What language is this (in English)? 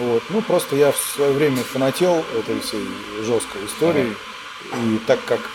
Russian